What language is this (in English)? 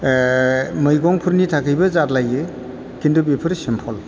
Bodo